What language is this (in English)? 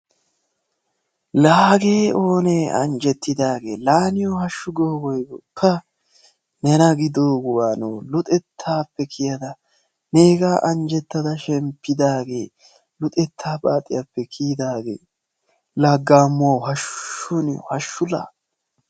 Wolaytta